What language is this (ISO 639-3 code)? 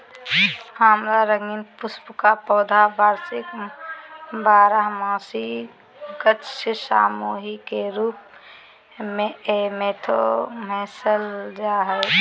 mag